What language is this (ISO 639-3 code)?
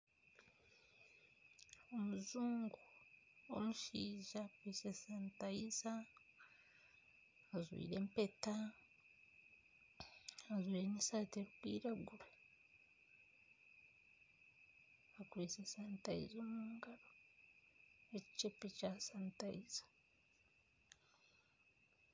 nyn